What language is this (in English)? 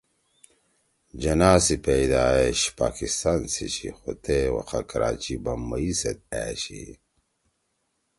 Torwali